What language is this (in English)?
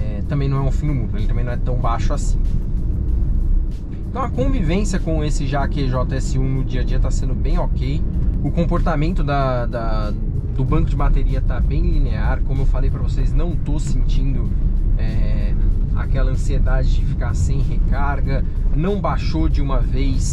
Portuguese